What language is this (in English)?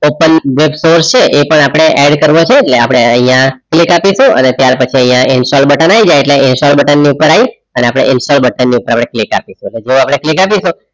Gujarati